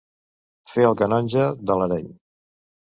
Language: Catalan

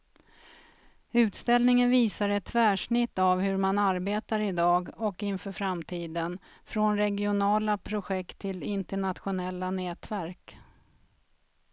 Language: Swedish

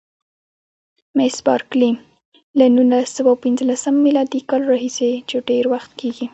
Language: Pashto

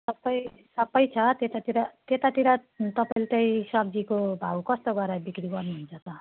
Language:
Nepali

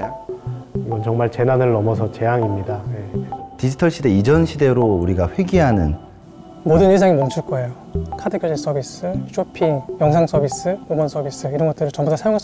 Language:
Korean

